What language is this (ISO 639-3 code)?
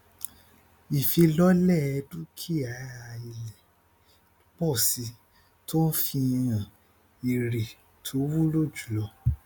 yor